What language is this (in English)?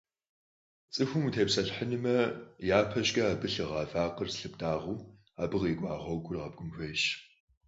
Kabardian